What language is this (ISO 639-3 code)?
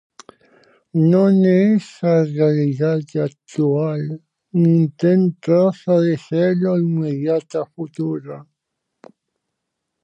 glg